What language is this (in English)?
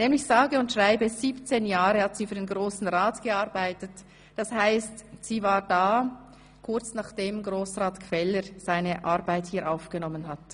Swiss German